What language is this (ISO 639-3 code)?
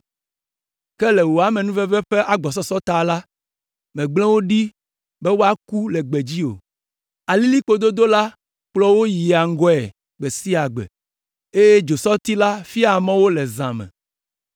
ewe